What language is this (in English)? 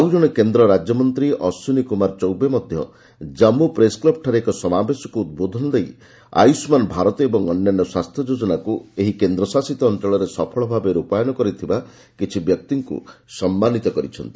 Odia